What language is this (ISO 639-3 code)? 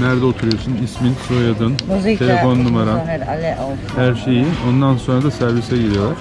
tur